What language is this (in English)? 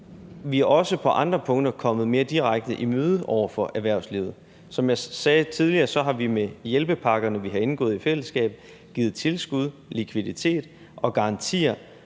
Danish